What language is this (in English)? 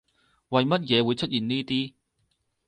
Cantonese